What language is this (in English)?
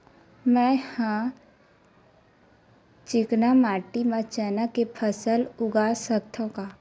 Chhattisgarhi